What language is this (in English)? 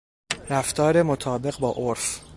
Persian